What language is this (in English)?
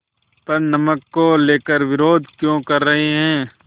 Hindi